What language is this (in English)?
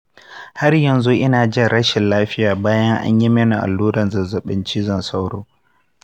Hausa